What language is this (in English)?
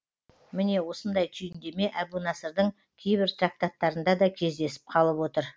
Kazakh